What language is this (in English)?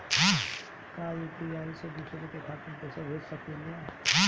Bhojpuri